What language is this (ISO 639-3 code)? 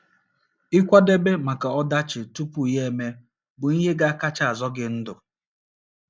ibo